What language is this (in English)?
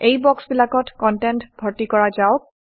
Assamese